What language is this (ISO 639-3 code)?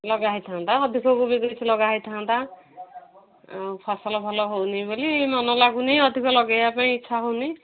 ori